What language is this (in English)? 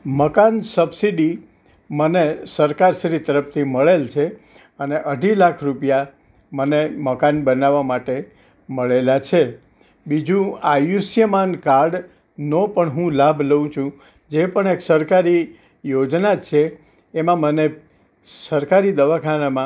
Gujarati